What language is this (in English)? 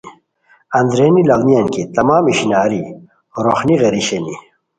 Khowar